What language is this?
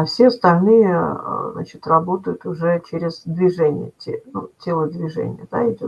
Russian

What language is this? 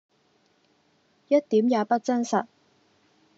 Cantonese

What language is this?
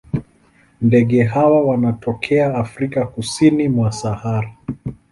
Swahili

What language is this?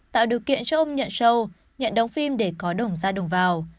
Vietnamese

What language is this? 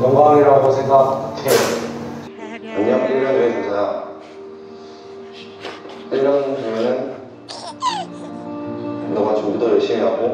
Korean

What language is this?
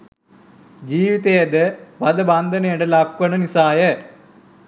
Sinhala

